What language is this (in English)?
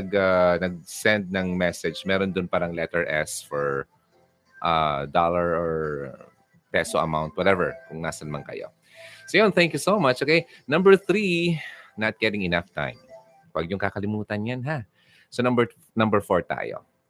Filipino